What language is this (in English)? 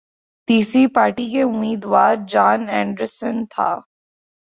Urdu